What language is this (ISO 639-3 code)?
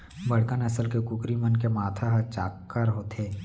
hne